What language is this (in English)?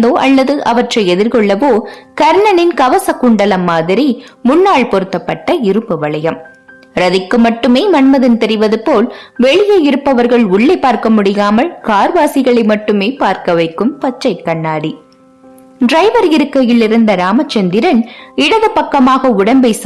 Tamil